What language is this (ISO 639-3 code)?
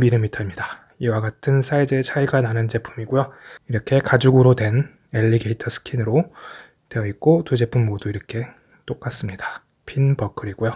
kor